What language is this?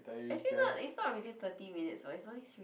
English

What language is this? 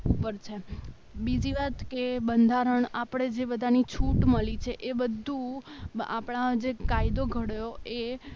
Gujarati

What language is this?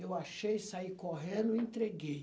Portuguese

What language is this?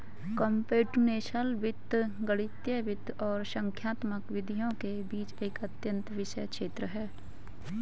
Hindi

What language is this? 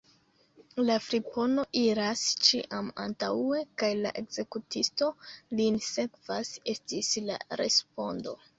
Esperanto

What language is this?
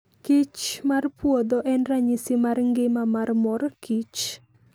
Luo (Kenya and Tanzania)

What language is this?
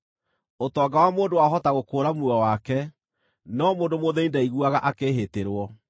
Kikuyu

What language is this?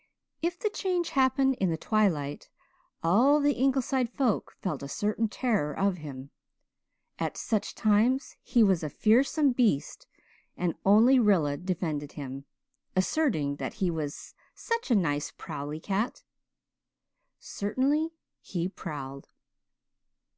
English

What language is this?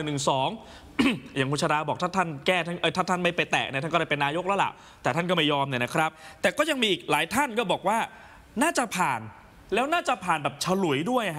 Thai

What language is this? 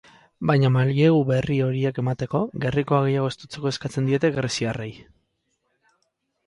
Basque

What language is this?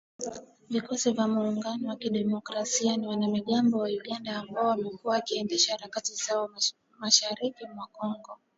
Swahili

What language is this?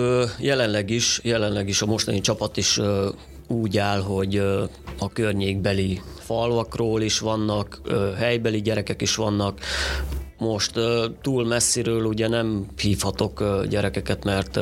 Hungarian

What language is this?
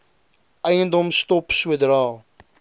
Afrikaans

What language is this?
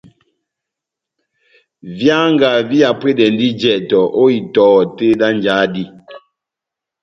Batanga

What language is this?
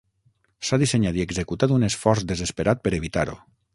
Catalan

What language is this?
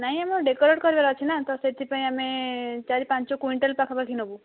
Odia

